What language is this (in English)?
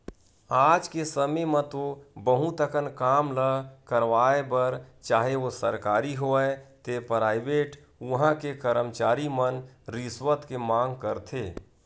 Chhattisgarhi